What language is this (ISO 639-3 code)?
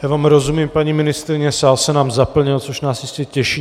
ces